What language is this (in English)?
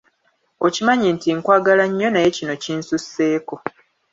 Ganda